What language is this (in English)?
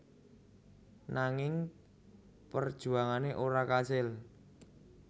Javanese